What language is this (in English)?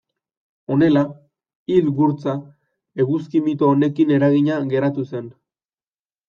Basque